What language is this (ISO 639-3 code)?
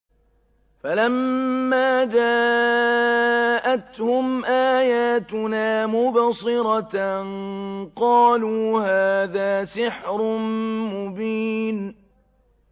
ara